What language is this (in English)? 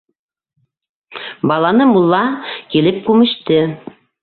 Bashkir